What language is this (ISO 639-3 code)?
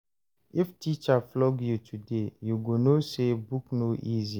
pcm